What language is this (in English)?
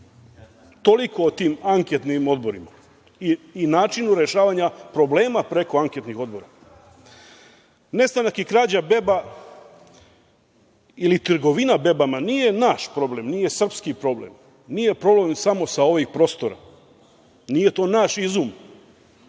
Serbian